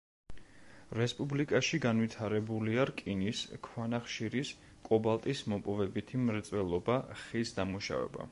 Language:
Georgian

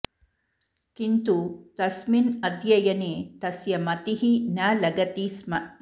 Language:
Sanskrit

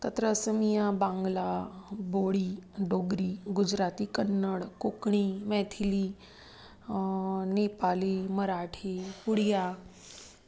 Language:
Sanskrit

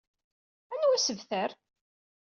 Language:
Kabyle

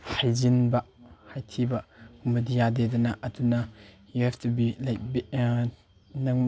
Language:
Manipuri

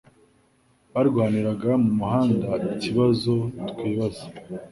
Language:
Kinyarwanda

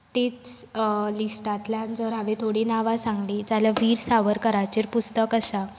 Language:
Konkani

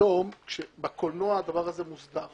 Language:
Hebrew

